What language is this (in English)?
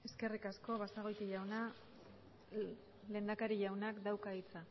Basque